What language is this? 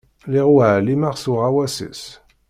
Kabyle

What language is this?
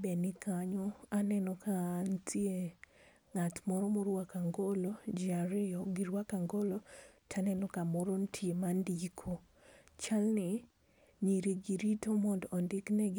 Luo (Kenya and Tanzania)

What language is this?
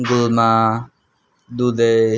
Nepali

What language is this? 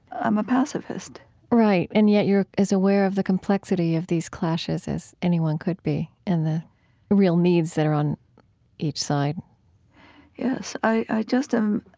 English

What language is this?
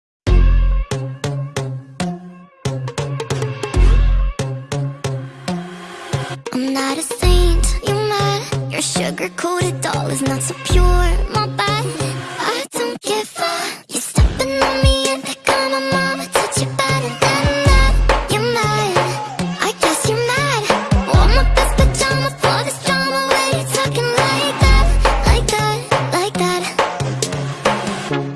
English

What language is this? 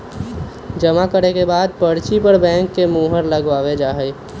Magahi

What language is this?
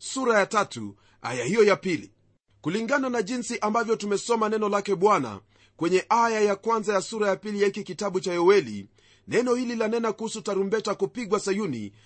Swahili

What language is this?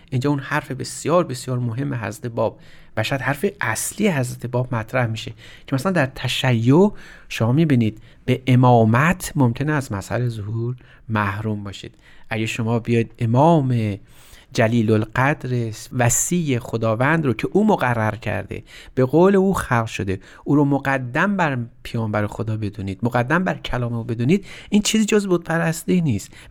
Persian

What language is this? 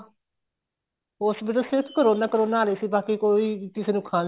Punjabi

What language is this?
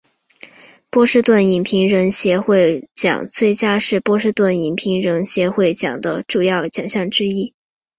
Chinese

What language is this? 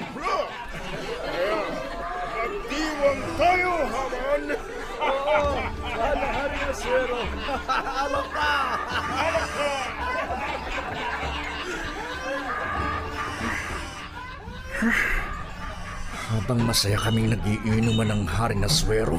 Filipino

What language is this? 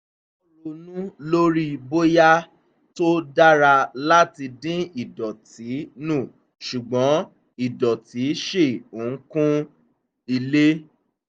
Yoruba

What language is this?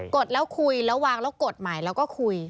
Thai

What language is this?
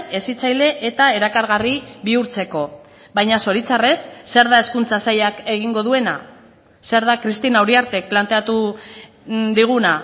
Basque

